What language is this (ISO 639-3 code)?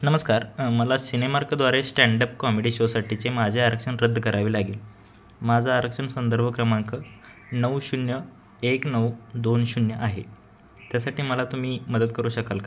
mar